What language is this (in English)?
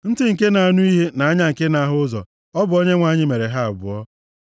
Igbo